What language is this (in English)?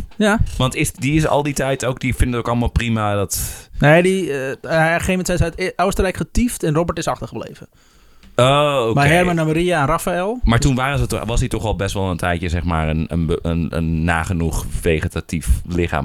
Dutch